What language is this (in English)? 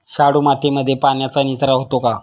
Marathi